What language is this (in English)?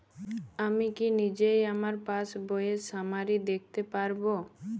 Bangla